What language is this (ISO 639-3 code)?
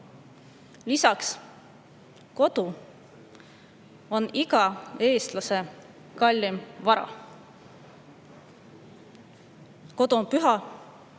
est